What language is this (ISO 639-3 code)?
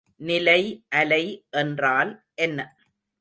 tam